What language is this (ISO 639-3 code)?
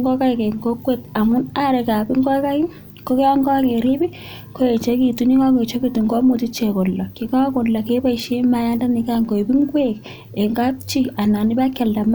kln